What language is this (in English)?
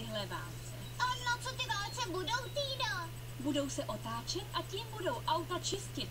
Czech